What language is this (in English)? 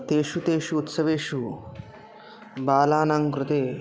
Sanskrit